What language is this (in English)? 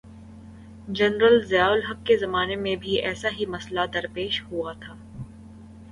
Urdu